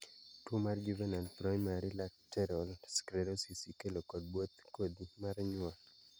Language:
Luo (Kenya and Tanzania)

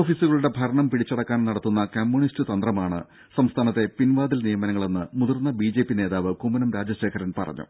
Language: Malayalam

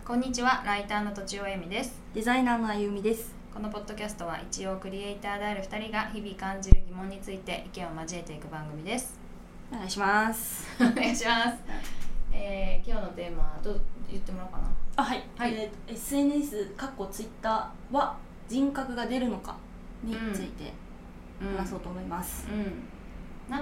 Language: Japanese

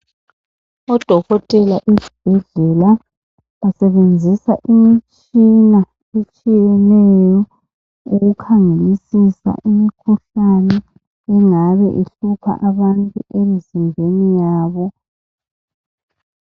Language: North Ndebele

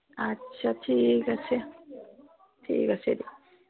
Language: Assamese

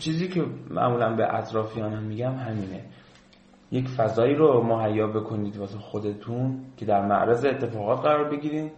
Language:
Persian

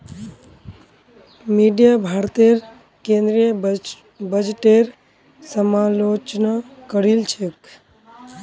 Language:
Magahi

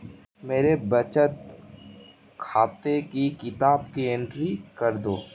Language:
Hindi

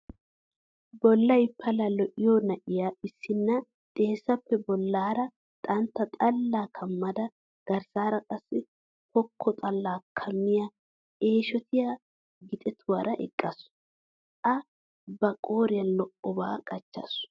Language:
Wolaytta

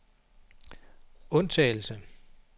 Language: Danish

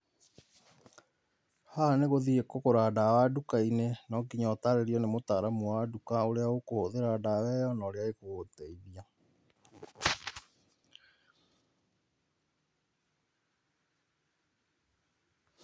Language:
Kikuyu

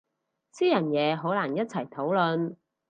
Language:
Cantonese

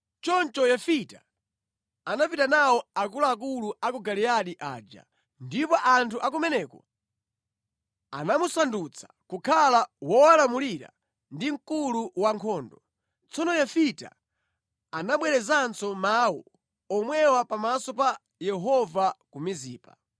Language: Nyanja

